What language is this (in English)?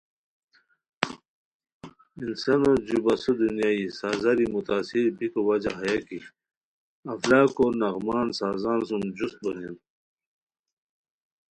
Khowar